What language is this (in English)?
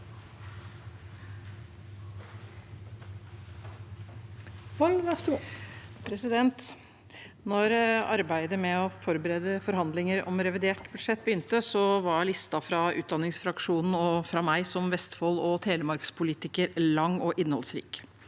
Norwegian